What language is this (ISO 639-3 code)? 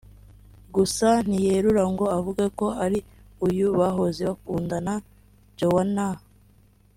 kin